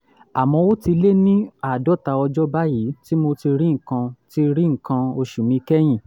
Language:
Yoruba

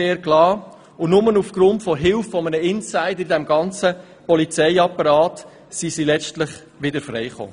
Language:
Swiss German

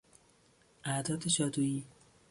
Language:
Persian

